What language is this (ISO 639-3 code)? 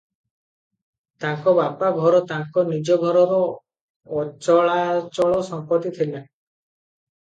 ori